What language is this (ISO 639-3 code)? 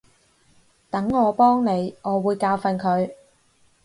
yue